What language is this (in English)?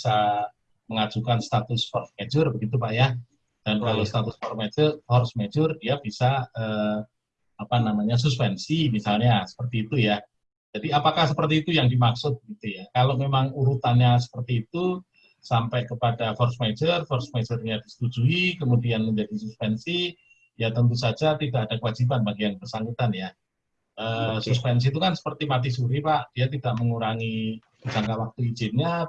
Indonesian